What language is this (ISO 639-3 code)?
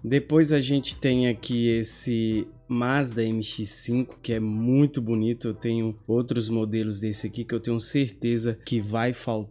por